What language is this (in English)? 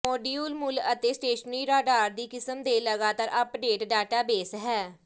Punjabi